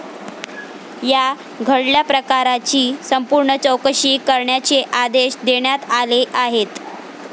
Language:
Marathi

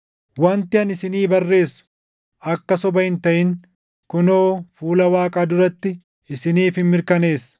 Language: Oromo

